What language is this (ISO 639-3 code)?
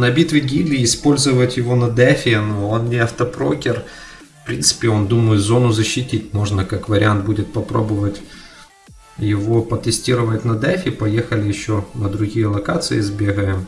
rus